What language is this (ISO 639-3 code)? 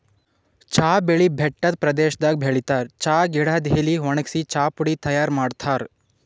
kan